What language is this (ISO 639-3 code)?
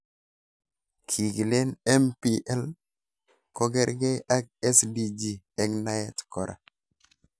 kln